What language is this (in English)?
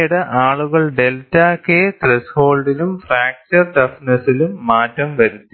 Malayalam